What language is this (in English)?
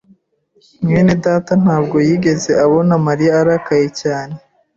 Kinyarwanda